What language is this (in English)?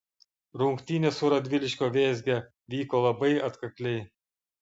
Lithuanian